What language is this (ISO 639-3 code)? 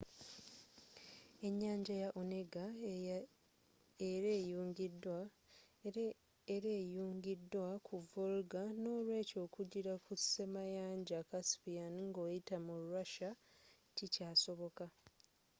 lug